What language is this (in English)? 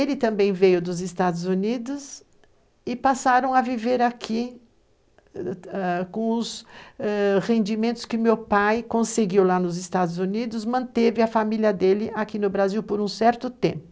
Portuguese